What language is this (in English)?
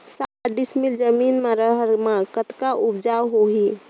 Chhattisgarhi